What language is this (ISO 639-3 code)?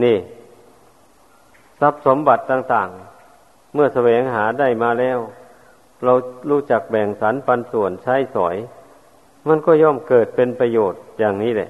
tha